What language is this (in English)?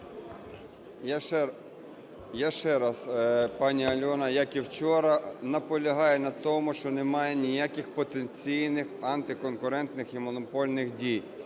Ukrainian